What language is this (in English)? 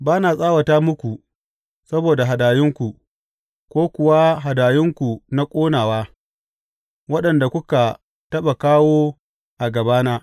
Hausa